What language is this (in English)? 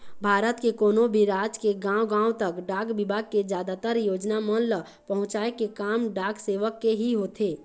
Chhattisgarhi